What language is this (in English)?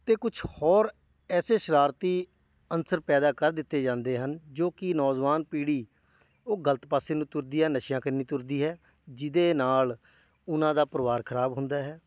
Punjabi